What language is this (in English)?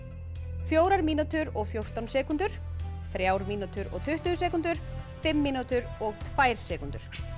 Icelandic